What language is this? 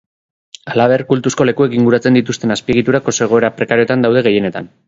Basque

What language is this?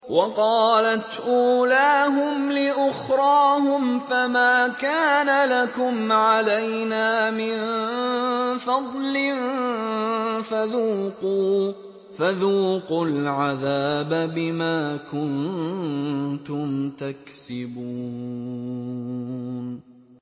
Arabic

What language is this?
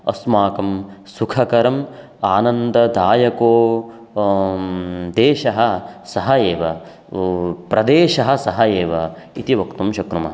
Sanskrit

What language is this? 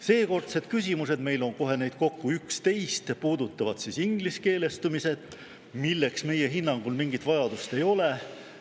Estonian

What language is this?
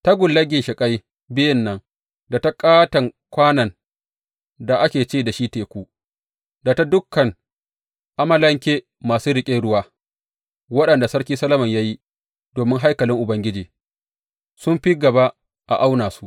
Hausa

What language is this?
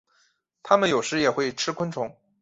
Chinese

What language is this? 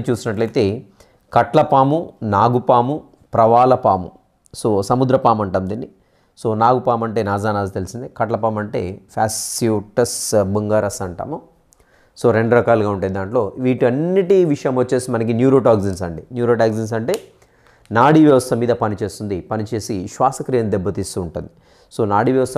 Telugu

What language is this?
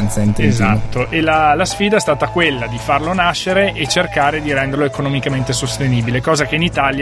Italian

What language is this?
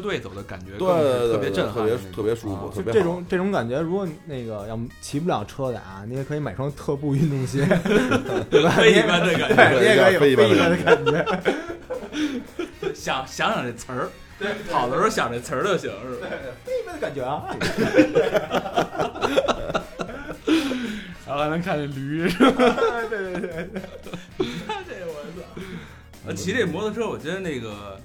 Chinese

